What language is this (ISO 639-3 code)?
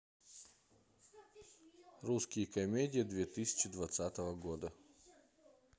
rus